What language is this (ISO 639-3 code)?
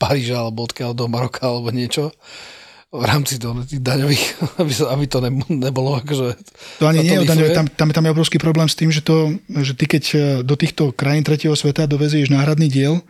slk